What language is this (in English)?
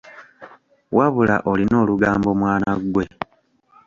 Ganda